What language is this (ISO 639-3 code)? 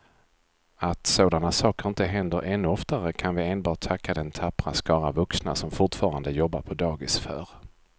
swe